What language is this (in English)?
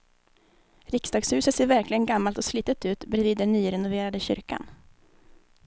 Swedish